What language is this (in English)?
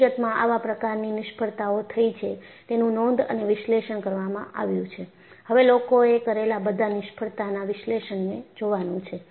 Gujarati